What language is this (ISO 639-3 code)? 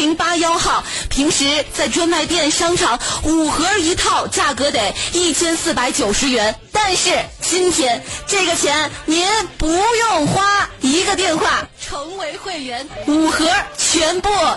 zho